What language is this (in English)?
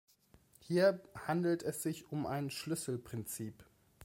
German